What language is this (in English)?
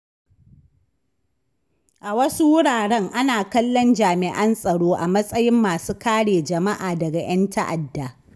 Hausa